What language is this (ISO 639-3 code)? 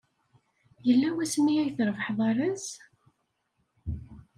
kab